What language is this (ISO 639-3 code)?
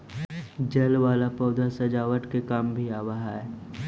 mag